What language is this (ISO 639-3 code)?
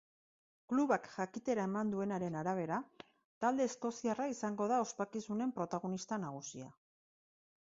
eus